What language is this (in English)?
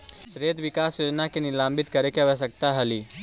Magahi